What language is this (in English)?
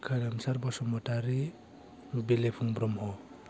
Bodo